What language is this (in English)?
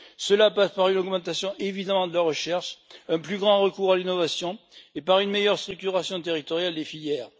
French